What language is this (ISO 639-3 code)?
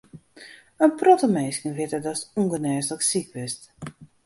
fry